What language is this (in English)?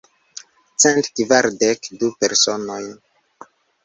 Esperanto